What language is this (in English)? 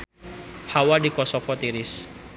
Sundanese